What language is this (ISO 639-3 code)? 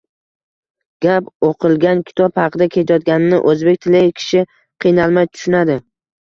uzb